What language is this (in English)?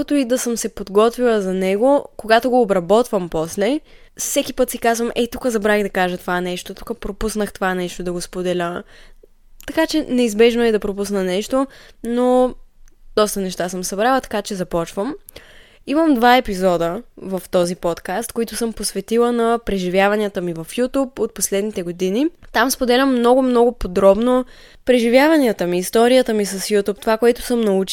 Bulgarian